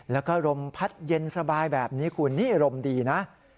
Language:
Thai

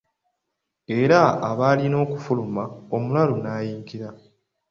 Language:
Ganda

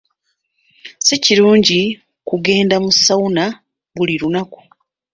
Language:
Ganda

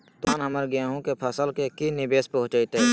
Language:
Magahi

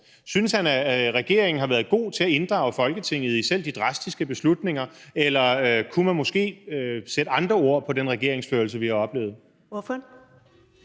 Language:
Danish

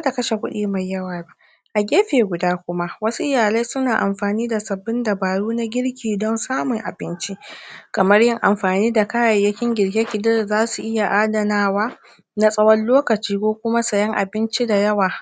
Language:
Hausa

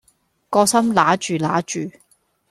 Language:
Cantonese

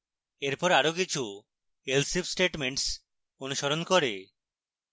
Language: Bangla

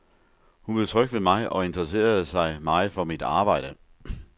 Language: Danish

